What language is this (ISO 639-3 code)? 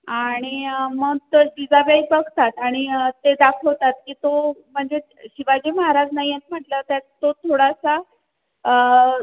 mar